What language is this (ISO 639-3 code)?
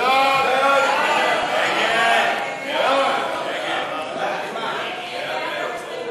heb